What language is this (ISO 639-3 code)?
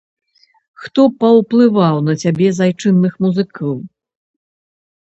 bel